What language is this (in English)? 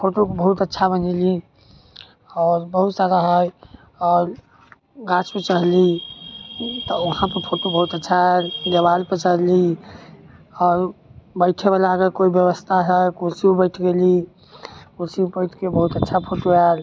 Maithili